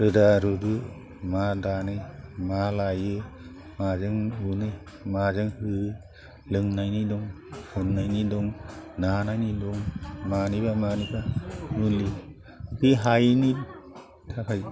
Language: Bodo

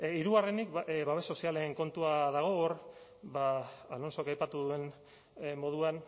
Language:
Basque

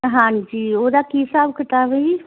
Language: Punjabi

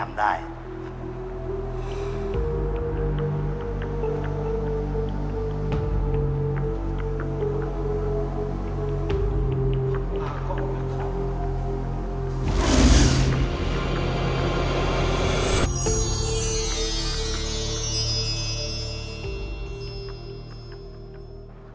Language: Thai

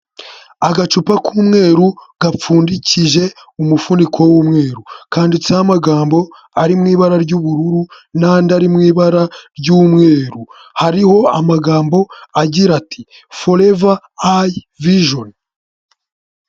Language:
Kinyarwanda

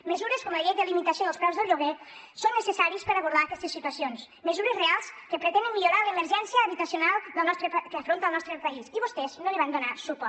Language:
Catalan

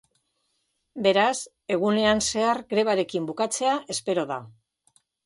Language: Basque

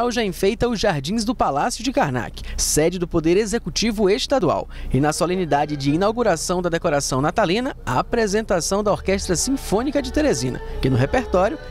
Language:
Portuguese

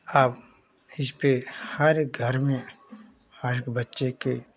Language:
Hindi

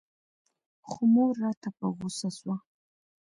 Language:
Pashto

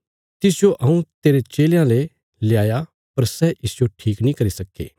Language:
Bilaspuri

